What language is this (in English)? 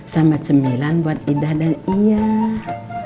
Indonesian